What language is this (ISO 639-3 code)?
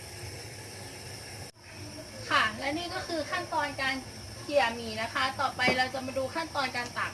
tha